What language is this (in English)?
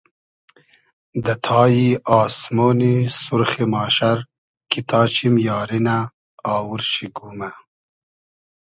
Hazaragi